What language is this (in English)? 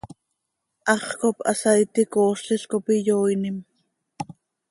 Seri